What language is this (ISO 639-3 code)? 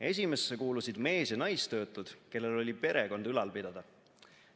est